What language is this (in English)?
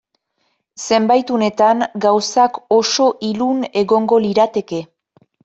Basque